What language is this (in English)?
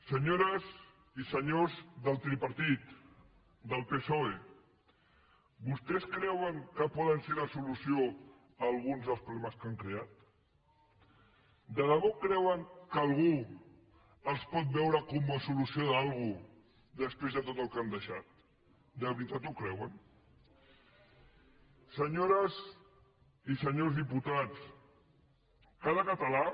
Catalan